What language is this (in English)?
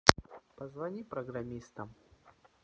Russian